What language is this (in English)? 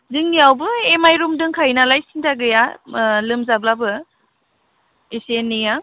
Bodo